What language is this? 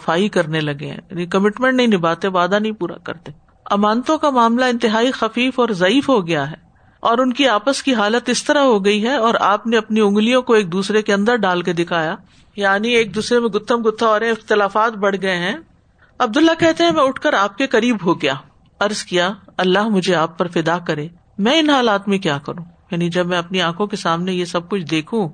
Urdu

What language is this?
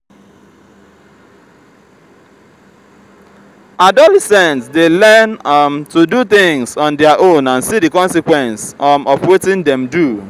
Nigerian Pidgin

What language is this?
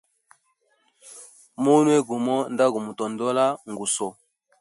Hemba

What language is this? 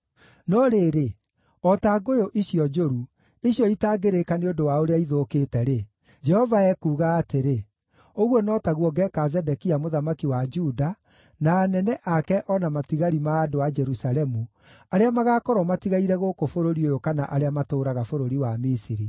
Kikuyu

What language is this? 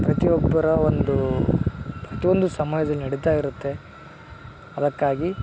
Kannada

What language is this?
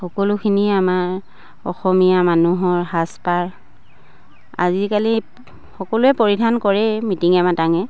Assamese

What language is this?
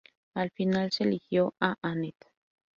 Spanish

